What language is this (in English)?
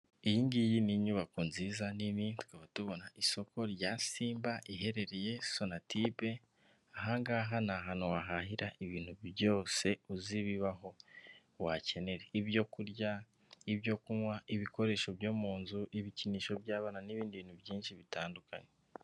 Kinyarwanda